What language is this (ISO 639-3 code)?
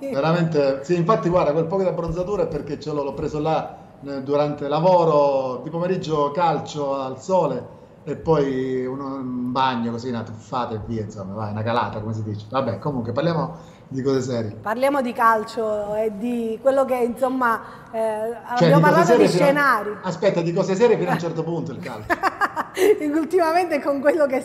ita